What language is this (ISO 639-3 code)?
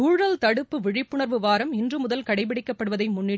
tam